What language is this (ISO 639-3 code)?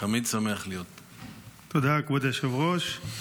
heb